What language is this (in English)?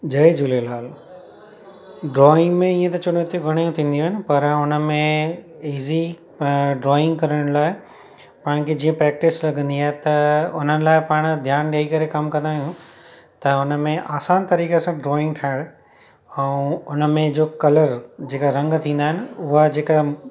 Sindhi